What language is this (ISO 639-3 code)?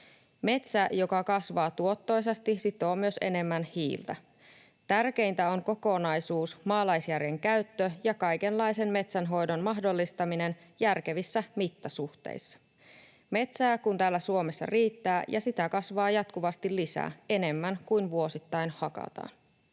fin